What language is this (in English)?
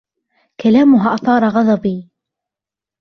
Arabic